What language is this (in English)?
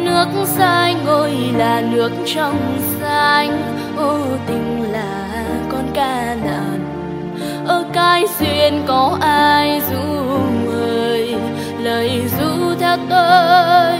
Vietnamese